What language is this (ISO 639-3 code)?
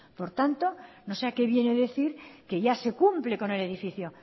spa